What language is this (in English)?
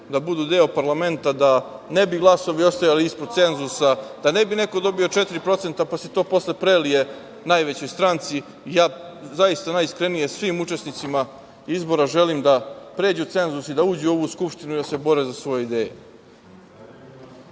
Serbian